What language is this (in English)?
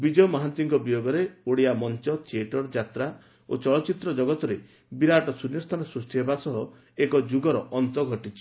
Odia